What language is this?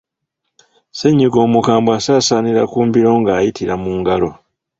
Ganda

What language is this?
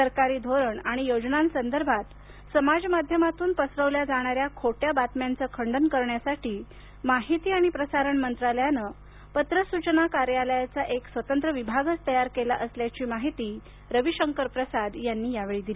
Marathi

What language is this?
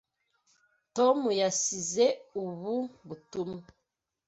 Kinyarwanda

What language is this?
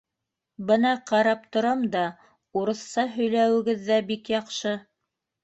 Bashkir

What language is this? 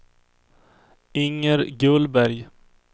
Swedish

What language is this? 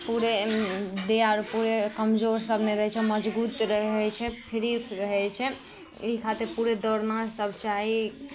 Maithili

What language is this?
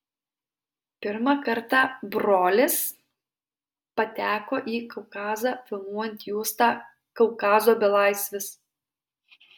Lithuanian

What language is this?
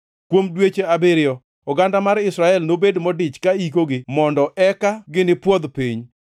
Luo (Kenya and Tanzania)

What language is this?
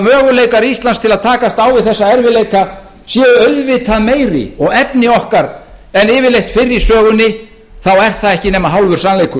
Icelandic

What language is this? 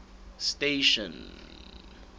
Southern Sotho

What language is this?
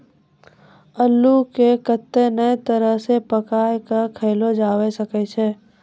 Maithili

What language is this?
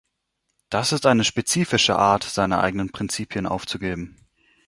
German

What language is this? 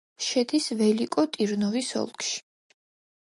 Georgian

